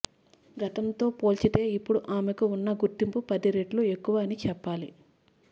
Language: Telugu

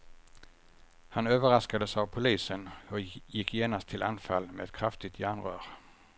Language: Swedish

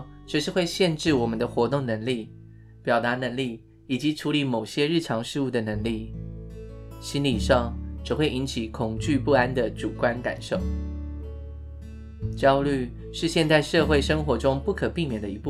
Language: Chinese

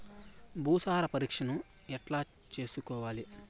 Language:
Telugu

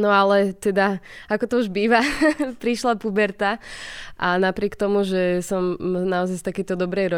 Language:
Slovak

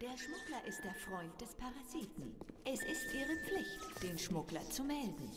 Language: German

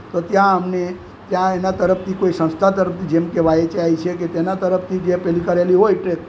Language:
Gujarati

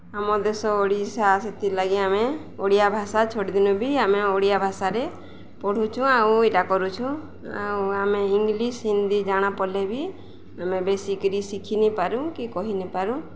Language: Odia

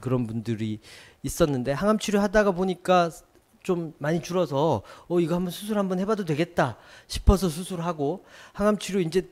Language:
Korean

